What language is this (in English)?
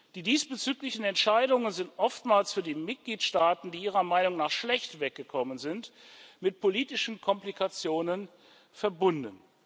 German